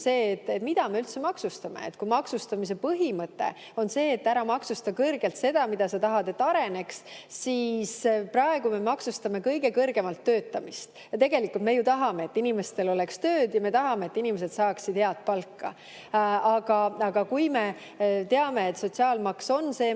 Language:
Estonian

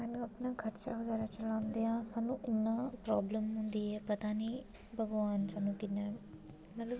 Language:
Dogri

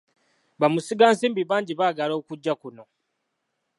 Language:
Ganda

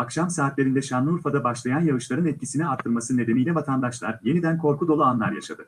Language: Turkish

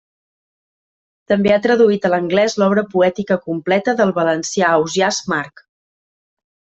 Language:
Catalan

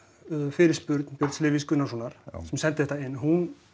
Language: Icelandic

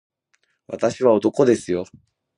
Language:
Japanese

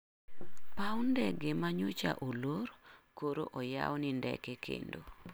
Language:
Luo (Kenya and Tanzania)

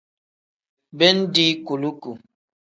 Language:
Tem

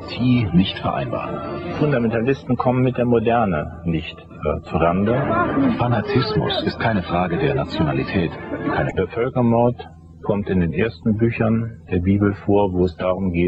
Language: German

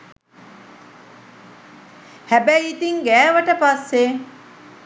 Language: Sinhala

